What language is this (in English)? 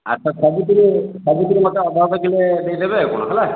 Odia